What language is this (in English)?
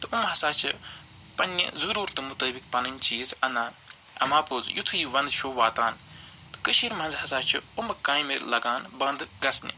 Kashmiri